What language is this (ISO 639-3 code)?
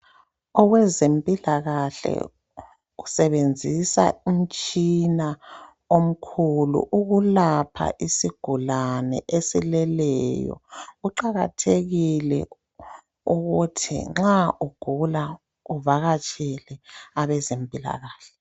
nde